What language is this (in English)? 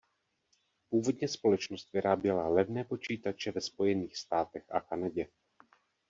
Czech